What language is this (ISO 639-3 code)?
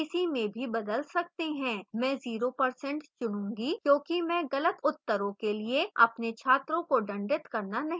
hin